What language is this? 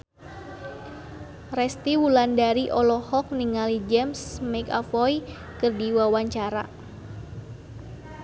Sundanese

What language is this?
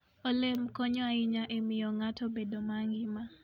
Luo (Kenya and Tanzania)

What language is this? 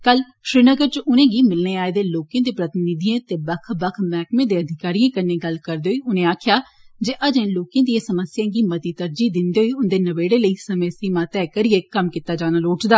Dogri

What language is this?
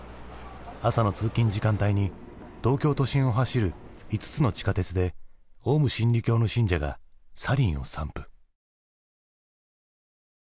Japanese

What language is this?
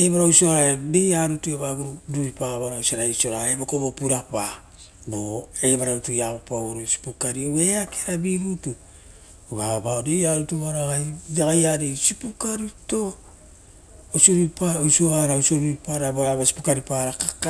Rotokas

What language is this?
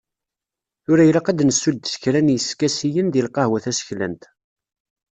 Kabyle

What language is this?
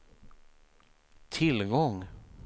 Swedish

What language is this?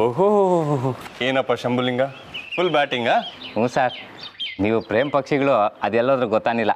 Kannada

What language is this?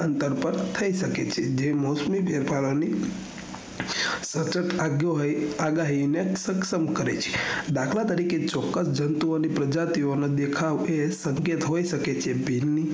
Gujarati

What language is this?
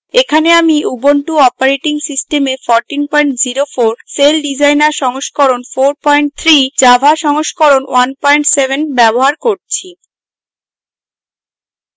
Bangla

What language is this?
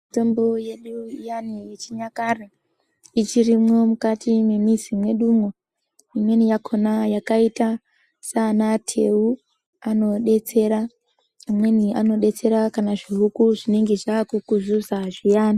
Ndau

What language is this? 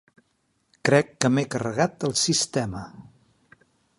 Catalan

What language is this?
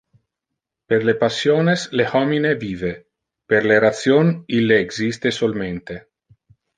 Interlingua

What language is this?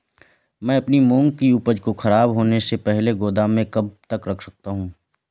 Hindi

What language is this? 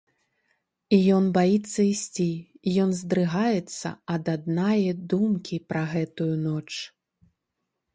Belarusian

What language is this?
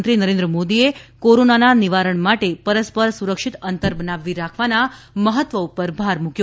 Gujarati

